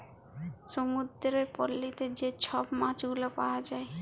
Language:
Bangla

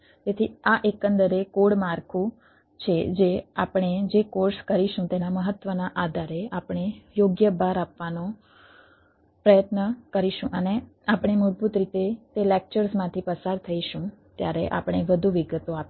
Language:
Gujarati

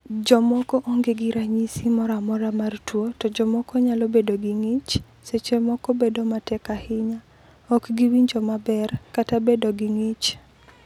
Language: Luo (Kenya and Tanzania)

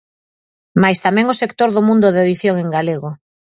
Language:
Galician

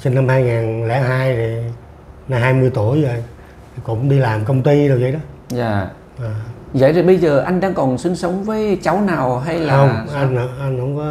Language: Vietnamese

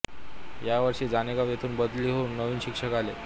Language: Marathi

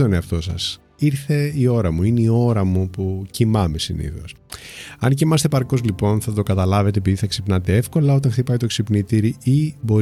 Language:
Greek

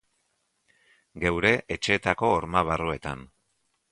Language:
Basque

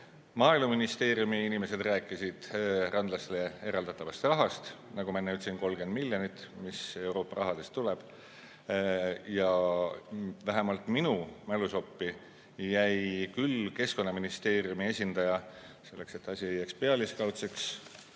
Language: Estonian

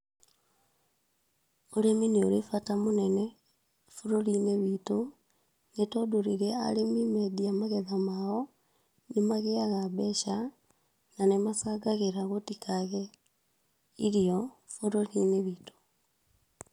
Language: Kikuyu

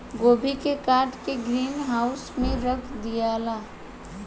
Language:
Bhojpuri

